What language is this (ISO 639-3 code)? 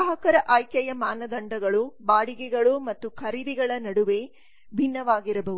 kan